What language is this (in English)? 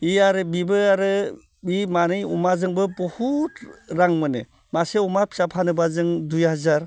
Bodo